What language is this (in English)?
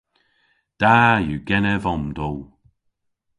Cornish